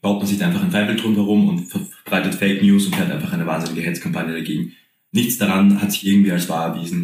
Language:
German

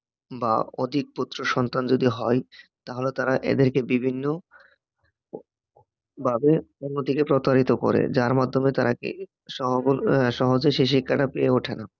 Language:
Bangla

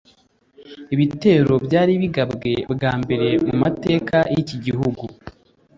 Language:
Kinyarwanda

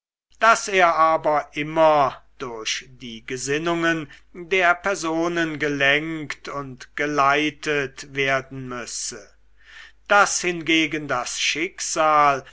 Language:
German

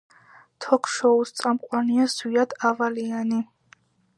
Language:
Georgian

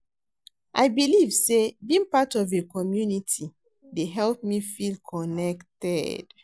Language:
Nigerian Pidgin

